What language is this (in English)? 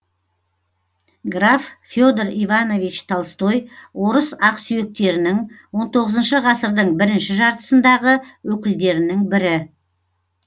Kazakh